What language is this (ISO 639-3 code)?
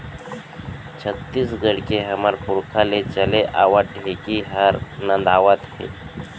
hne